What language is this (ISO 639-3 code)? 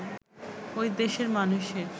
ben